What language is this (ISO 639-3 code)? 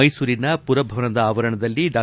kan